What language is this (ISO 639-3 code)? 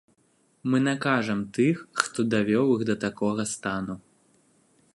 bel